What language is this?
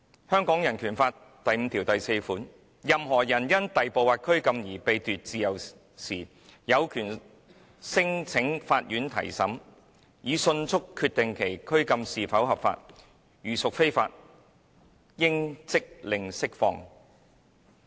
Cantonese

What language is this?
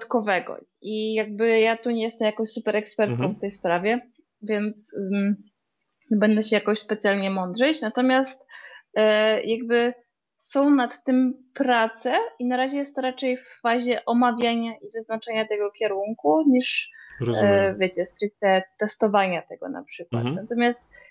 Polish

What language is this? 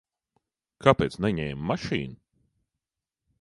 Latvian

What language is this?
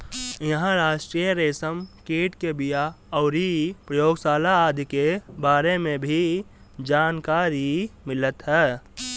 Bhojpuri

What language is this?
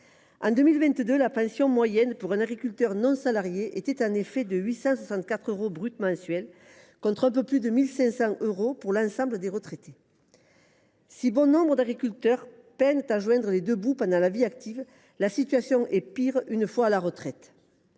French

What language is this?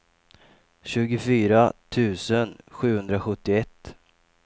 Swedish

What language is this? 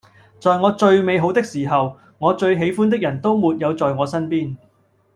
Cantonese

